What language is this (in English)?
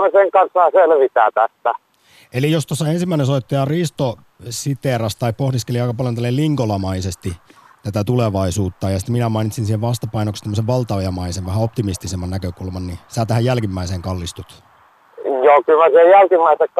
Finnish